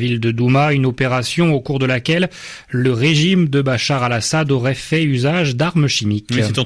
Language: French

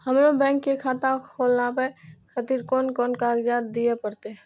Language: Maithili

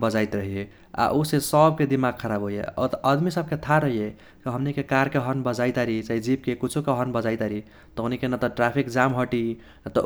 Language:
Kochila Tharu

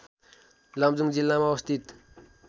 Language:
Nepali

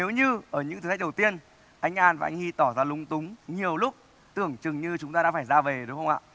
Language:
Vietnamese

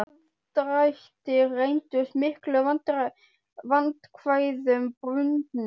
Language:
Icelandic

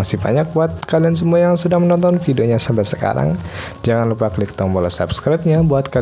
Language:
Indonesian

